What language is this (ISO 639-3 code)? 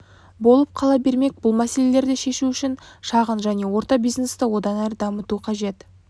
kaz